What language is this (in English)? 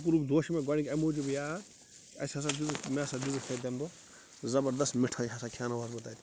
Kashmiri